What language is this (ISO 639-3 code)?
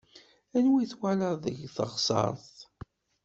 kab